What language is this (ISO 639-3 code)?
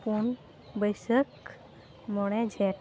sat